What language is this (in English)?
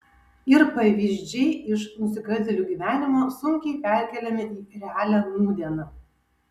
Lithuanian